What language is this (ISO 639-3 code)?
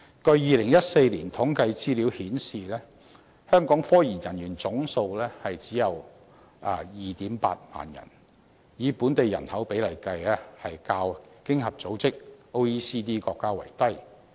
yue